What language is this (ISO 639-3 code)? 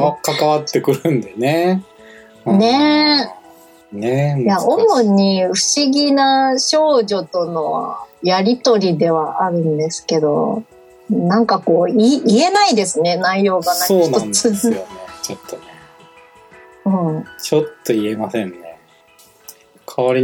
jpn